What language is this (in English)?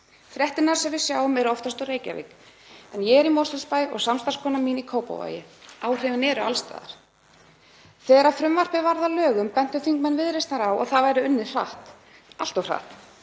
Icelandic